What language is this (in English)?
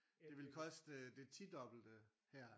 Danish